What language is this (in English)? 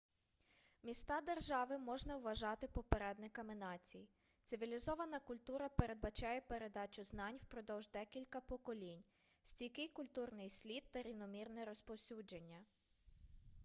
Ukrainian